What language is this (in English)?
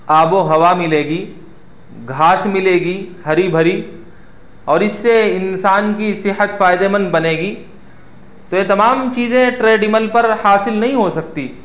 Urdu